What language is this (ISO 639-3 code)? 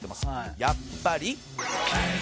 jpn